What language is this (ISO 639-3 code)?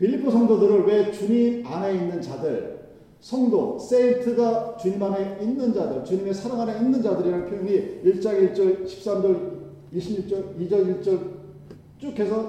kor